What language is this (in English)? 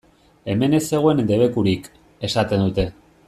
Basque